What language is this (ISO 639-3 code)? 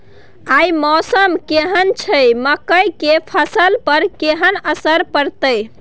mai